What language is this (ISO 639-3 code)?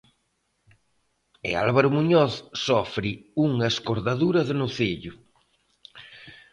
glg